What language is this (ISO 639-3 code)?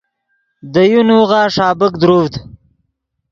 ydg